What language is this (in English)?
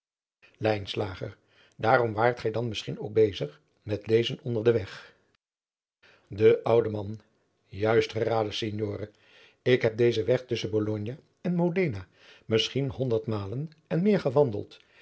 Dutch